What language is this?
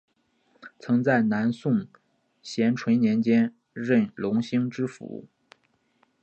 Chinese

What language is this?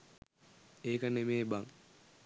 Sinhala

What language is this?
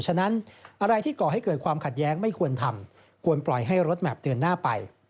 Thai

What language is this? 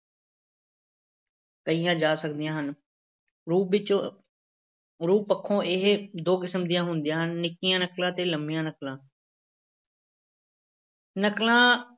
Punjabi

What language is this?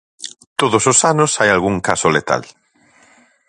Galician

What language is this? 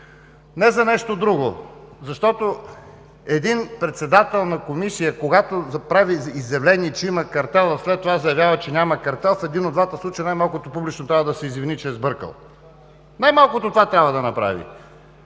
Bulgarian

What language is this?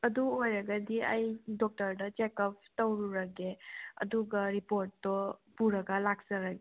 Manipuri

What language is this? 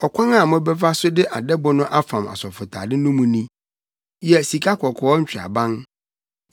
Akan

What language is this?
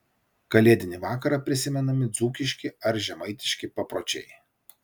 Lithuanian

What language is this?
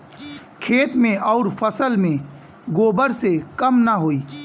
Bhojpuri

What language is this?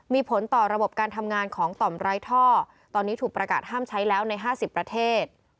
Thai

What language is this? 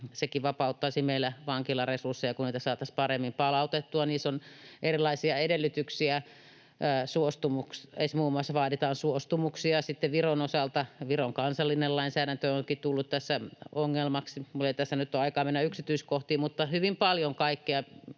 Finnish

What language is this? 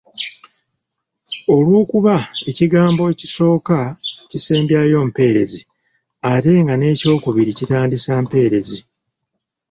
Ganda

